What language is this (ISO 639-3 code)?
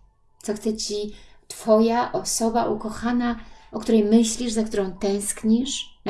pol